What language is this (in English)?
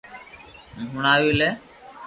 Loarki